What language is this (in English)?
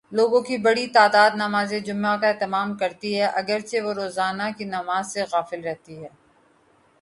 Urdu